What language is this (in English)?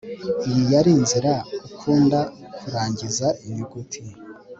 Kinyarwanda